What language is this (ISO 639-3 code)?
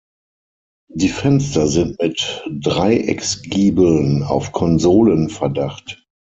deu